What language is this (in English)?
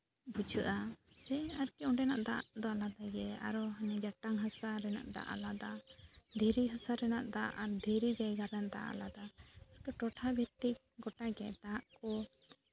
Santali